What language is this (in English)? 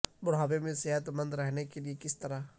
Urdu